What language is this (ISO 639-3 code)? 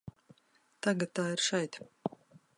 lav